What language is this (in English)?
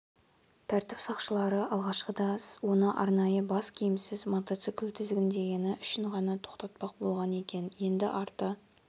Kazakh